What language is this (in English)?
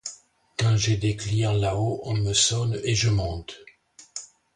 French